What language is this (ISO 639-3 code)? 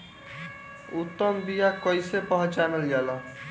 bho